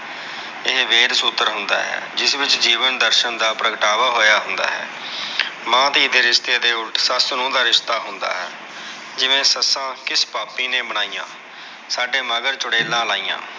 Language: Punjabi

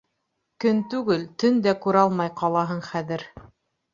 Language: Bashkir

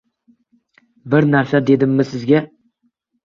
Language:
Uzbek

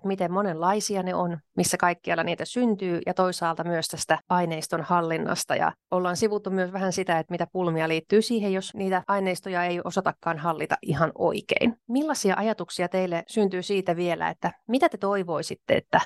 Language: Finnish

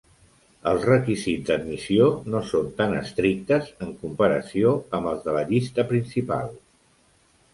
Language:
Catalan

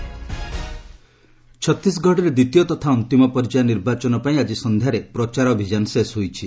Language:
Odia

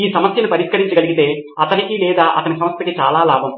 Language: Telugu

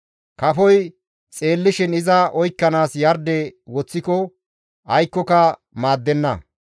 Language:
Gamo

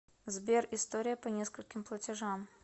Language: Russian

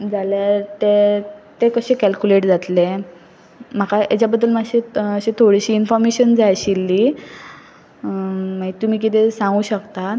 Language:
Konkani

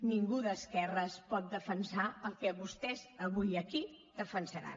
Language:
Catalan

